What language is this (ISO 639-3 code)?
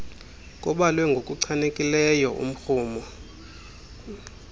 xho